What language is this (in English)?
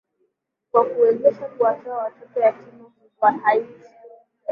Swahili